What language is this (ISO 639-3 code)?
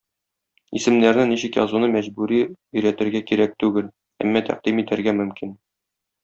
tat